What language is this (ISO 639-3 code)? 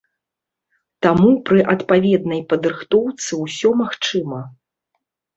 bel